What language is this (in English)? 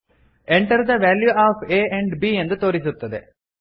Kannada